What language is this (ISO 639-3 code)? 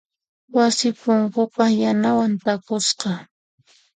qxp